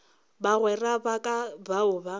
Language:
Northern Sotho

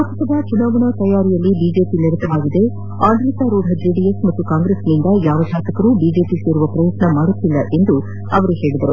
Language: Kannada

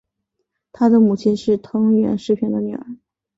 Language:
Chinese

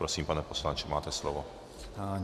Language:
Czech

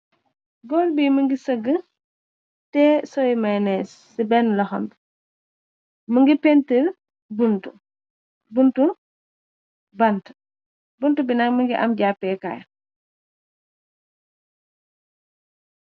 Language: Wolof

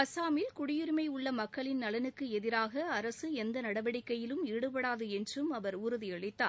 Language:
Tamil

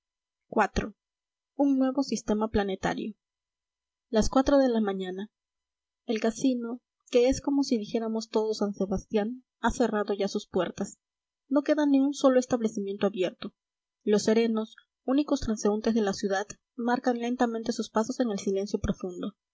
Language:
Spanish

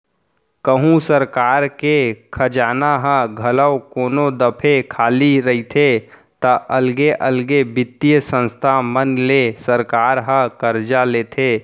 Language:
Chhattisgarhi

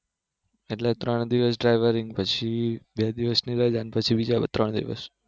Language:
Gujarati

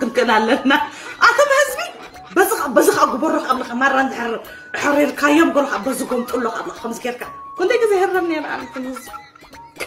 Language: Arabic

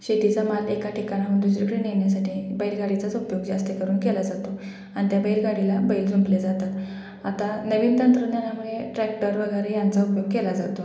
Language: Marathi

